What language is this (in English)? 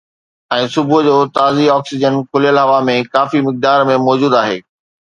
Sindhi